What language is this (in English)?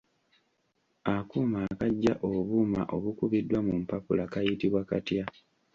Ganda